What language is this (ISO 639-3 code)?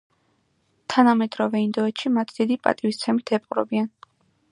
kat